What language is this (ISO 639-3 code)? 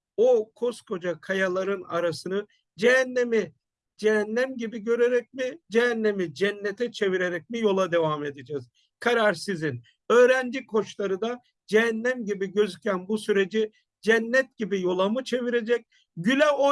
tur